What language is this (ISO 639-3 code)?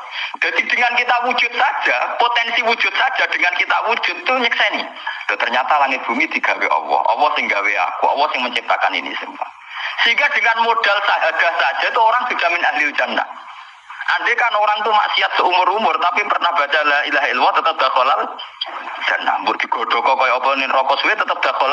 ind